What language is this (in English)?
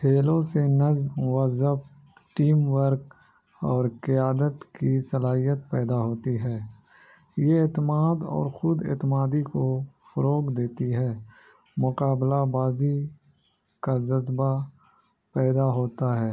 Urdu